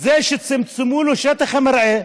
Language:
Hebrew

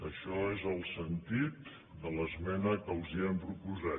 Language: Catalan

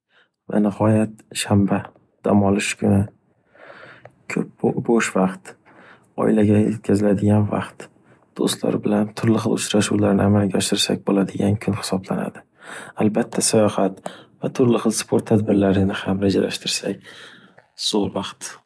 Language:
Uzbek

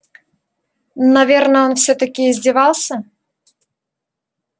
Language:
Russian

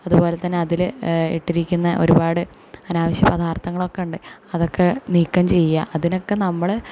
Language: Malayalam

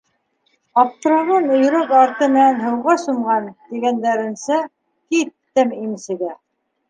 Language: Bashkir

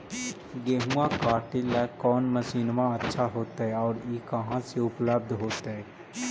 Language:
Magahi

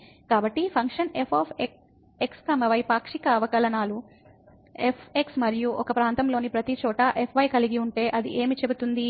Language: Telugu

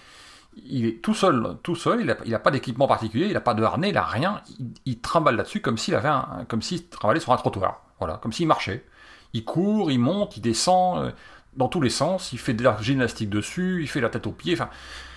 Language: French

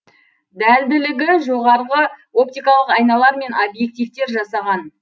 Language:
Kazakh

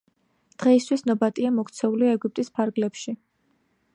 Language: Georgian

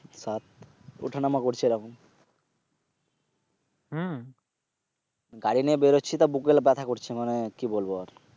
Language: Bangla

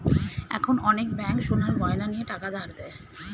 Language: Bangla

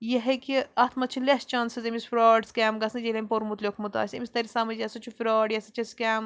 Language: Kashmiri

